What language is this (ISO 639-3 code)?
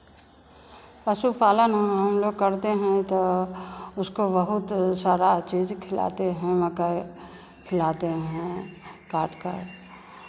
hin